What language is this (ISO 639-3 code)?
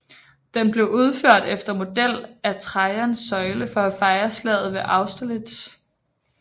dan